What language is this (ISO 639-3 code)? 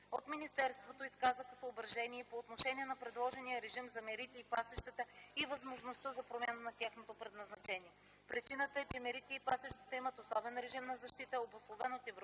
bul